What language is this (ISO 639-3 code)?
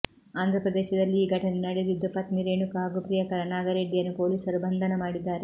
kan